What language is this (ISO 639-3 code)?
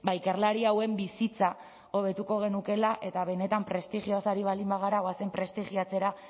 eus